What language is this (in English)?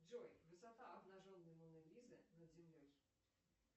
Russian